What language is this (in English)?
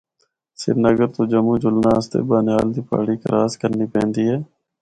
Northern Hindko